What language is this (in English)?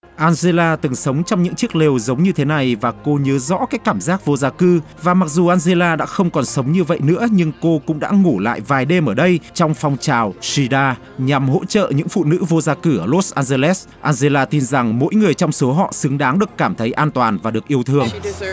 Vietnamese